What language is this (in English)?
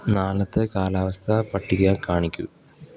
Malayalam